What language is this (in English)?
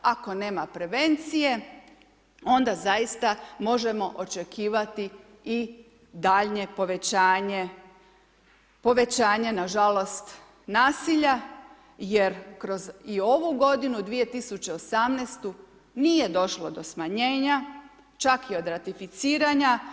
Croatian